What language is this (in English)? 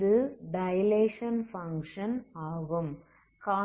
Tamil